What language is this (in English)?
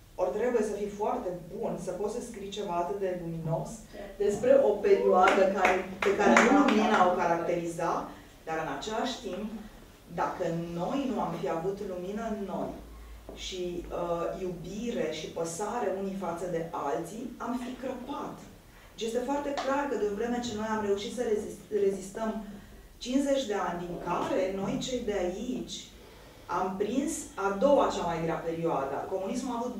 Romanian